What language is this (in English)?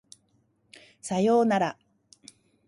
Japanese